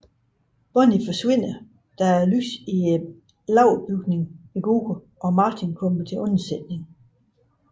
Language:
Danish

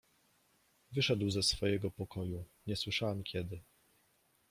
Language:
Polish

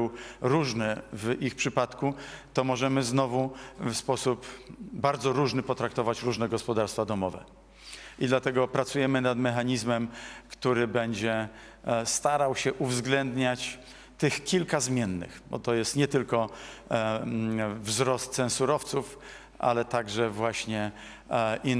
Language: Polish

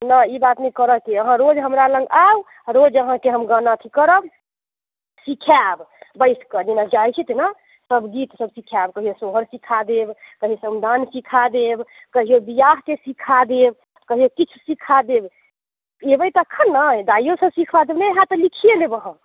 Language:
Maithili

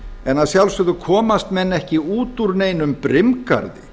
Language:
Icelandic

